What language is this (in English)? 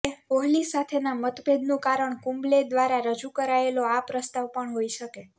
Gujarati